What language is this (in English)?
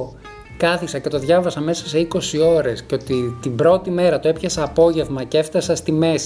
Greek